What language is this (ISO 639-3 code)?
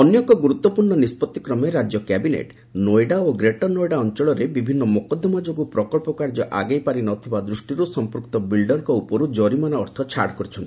ori